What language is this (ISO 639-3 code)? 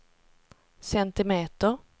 swe